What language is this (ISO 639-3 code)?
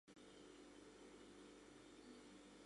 chm